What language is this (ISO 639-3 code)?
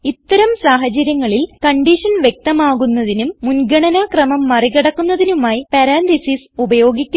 mal